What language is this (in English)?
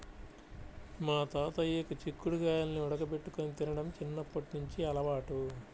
Telugu